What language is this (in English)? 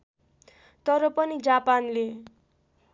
Nepali